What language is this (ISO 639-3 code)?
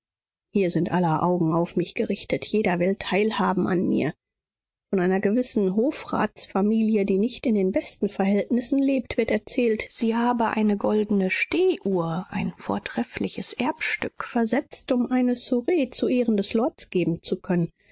deu